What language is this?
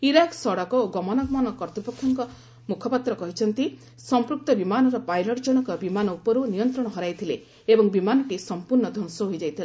Odia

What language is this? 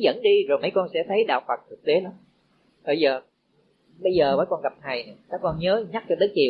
Vietnamese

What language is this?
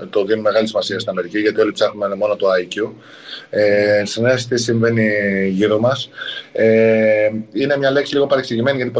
Greek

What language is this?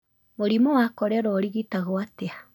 Kikuyu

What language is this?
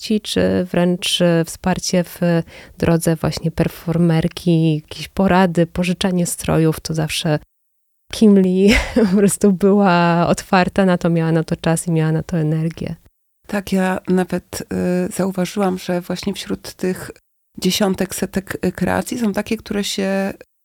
Polish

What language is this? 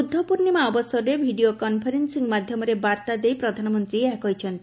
Odia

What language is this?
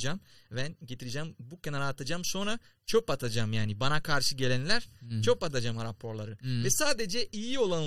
Turkish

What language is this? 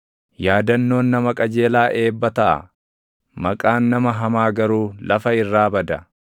Oromo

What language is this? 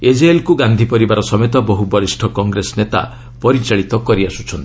Odia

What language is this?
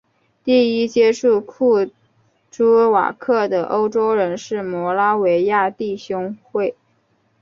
Chinese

